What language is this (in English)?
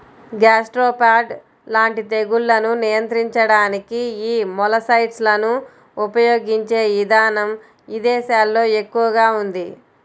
Telugu